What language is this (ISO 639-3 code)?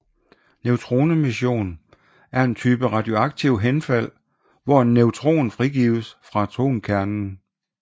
dan